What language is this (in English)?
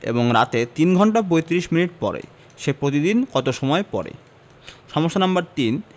Bangla